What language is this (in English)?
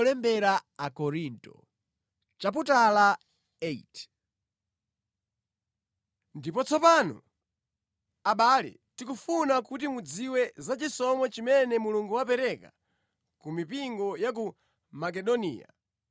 Nyanja